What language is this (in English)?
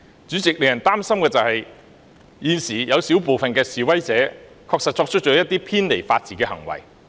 Cantonese